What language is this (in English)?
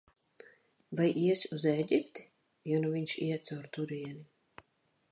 Latvian